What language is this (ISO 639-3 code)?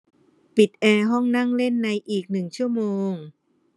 tha